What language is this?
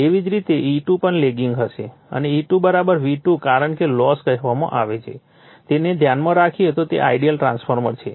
Gujarati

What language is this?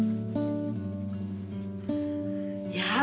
Japanese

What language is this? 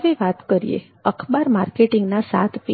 Gujarati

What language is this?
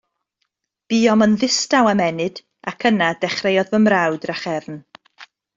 Welsh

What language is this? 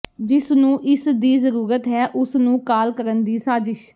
Punjabi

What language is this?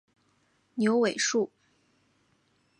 Chinese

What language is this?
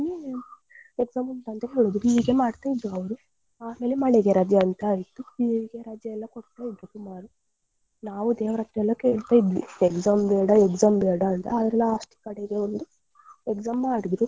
Kannada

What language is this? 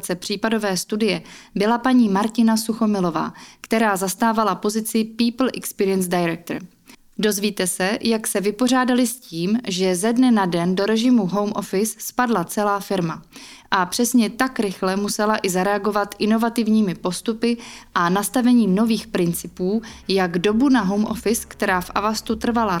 Czech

